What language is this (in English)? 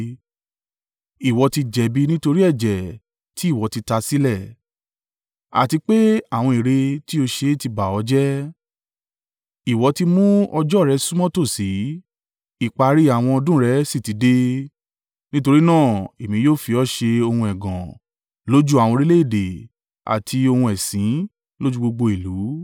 Yoruba